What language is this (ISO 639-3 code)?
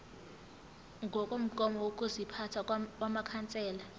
zul